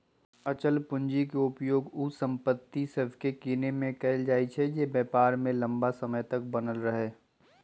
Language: Magahi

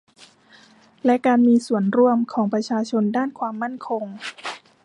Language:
Thai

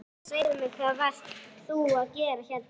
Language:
Icelandic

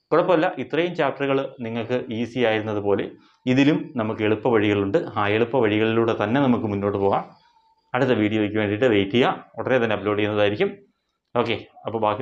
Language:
Malayalam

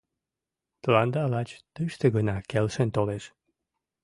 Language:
Mari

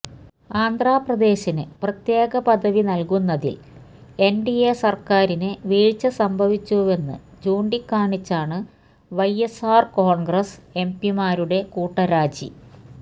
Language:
Malayalam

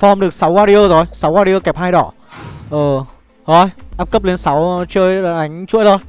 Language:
Vietnamese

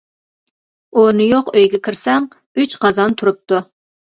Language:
Uyghur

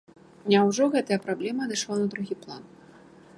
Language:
Belarusian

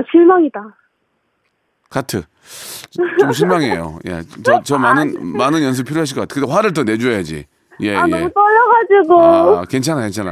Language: Korean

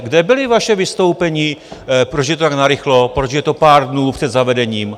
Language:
Czech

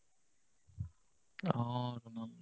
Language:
Assamese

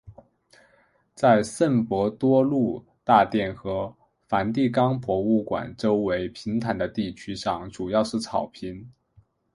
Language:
Chinese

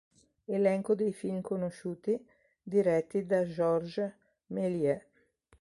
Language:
Italian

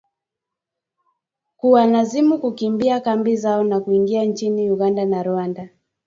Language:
Swahili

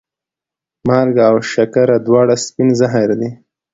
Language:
Pashto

